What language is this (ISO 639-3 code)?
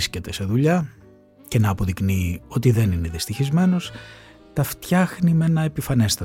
ell